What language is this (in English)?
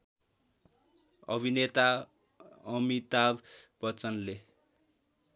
Nepali